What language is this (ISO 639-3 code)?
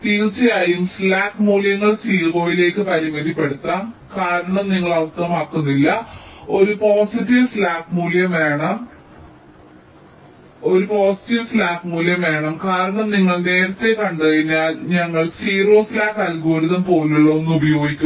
mal